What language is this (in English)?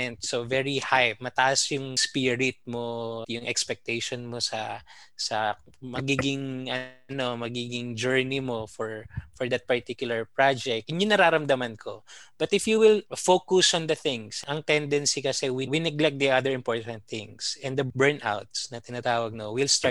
Filipino